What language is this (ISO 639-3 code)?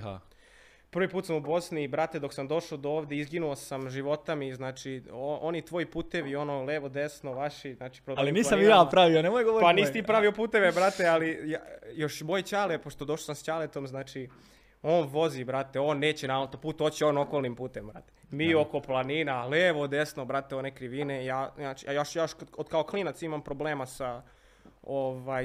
hrv